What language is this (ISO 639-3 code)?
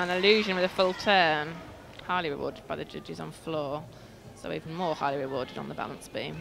eng